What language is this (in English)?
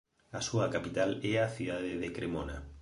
Galician